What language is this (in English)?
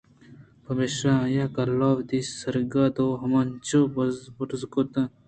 Eastern Balochi